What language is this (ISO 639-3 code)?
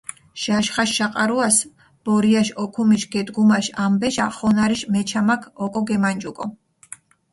xmf